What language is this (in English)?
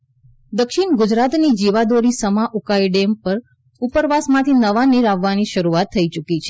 Gujarati